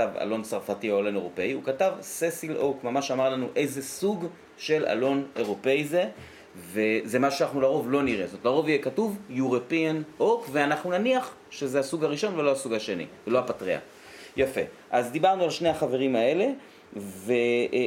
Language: Hebrew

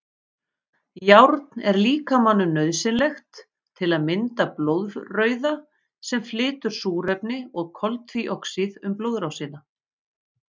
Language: Icelandic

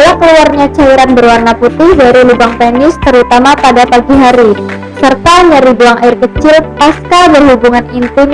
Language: Indonesian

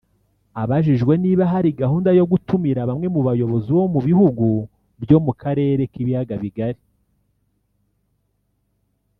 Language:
Kinyarwanda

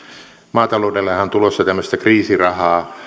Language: Finnish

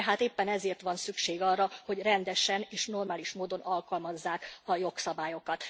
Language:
Hungarian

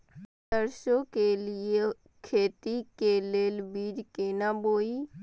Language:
Maithili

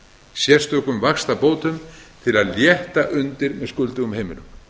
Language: Icelandic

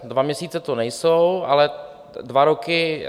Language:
Czech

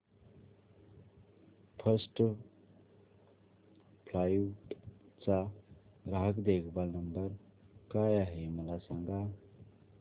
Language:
Marathi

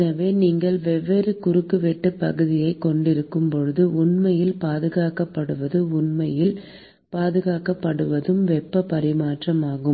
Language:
Tamil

